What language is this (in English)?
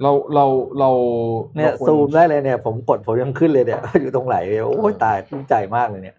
Thai